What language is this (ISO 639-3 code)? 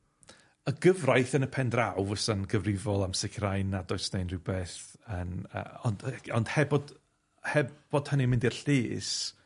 cym